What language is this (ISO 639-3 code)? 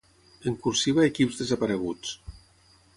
cat